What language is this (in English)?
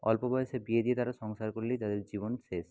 Bangla